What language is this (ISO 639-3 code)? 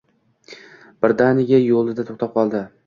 uzb